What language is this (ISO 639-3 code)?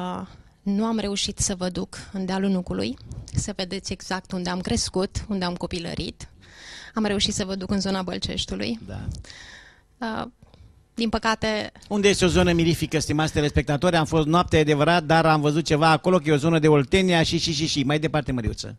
ron